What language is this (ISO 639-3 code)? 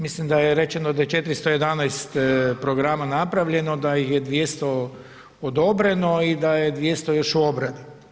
hrv